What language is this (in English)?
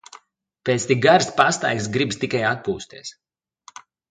Latvian